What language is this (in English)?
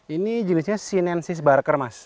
Indonesian